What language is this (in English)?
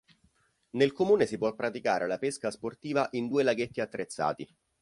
Italian